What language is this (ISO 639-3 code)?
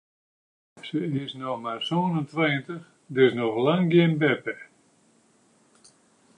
fry